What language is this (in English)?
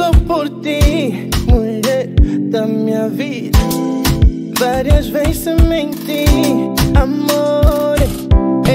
Romanian